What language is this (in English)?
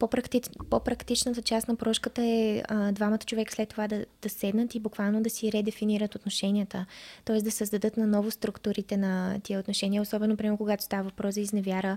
Bulgarian